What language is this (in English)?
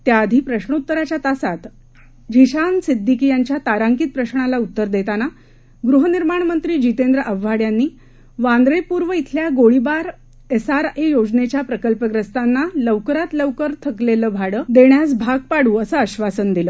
Marathi